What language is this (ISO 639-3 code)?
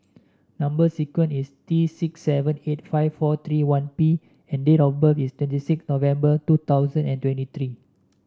eng